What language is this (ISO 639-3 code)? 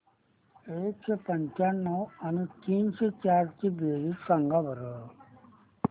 mar